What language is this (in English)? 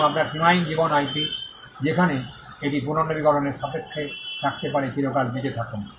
Bangla